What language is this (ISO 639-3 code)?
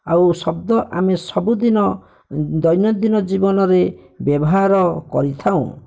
ori